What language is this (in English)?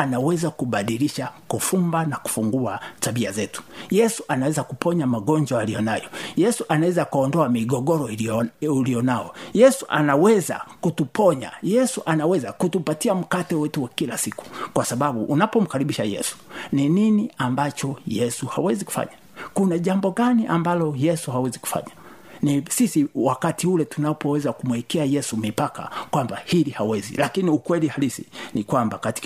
Swahili